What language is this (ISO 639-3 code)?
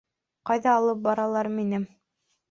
bak